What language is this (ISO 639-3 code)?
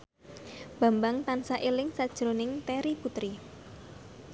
jav